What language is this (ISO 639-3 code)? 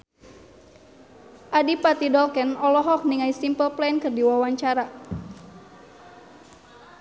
sun